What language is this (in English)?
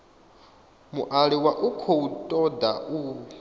Venda